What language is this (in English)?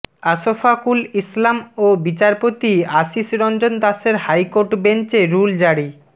Bangla